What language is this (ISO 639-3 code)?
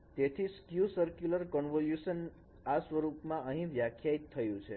guj